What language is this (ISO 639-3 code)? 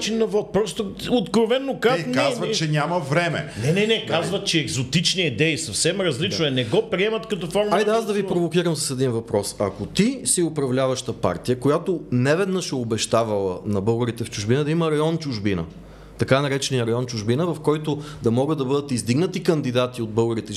bul